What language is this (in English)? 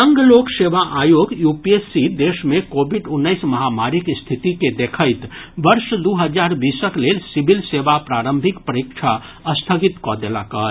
Maithili